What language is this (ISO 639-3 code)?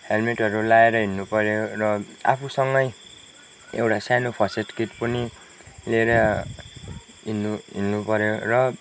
nep